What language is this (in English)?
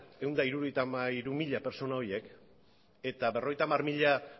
Basque